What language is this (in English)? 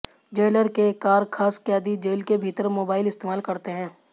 Hindi